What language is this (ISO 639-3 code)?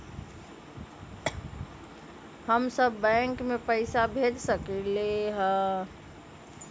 mag